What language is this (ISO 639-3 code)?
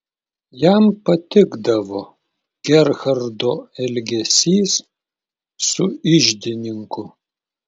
lit